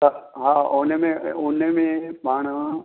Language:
Sindhi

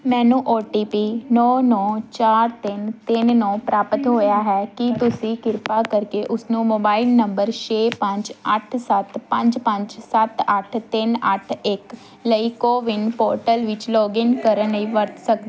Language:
Punjabi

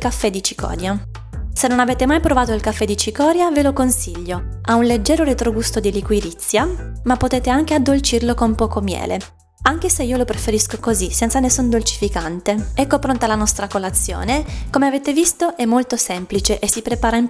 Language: Italian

